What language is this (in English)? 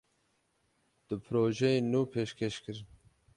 Kurdish